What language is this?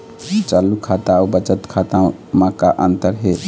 Chhattisgarhi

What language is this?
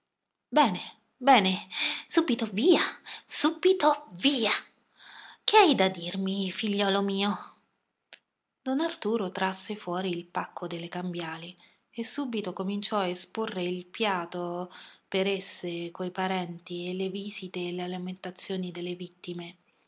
Italian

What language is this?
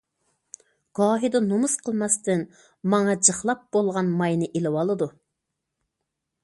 Uyghur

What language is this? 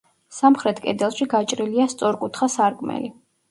Georgian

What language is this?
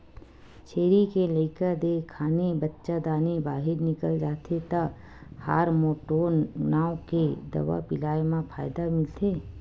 Chhattisgarhi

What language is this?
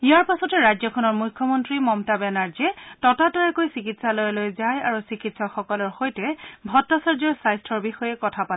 Assamese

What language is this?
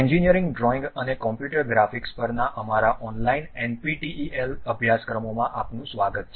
Gujarati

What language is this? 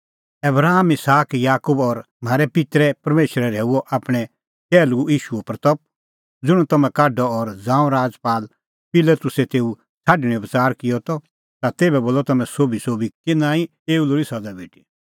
Kullu Pahari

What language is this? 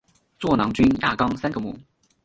Chinese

